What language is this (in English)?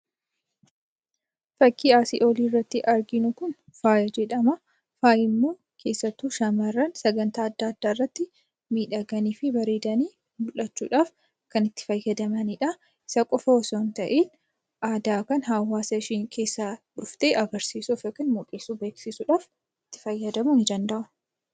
Oromo